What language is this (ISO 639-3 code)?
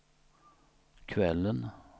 swe